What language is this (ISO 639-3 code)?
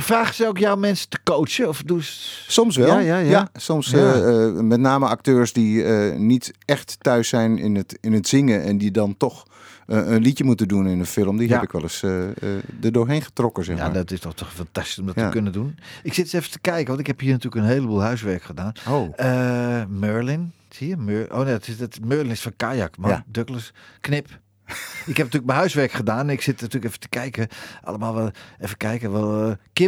nld